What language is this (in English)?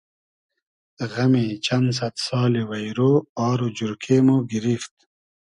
Hazaragi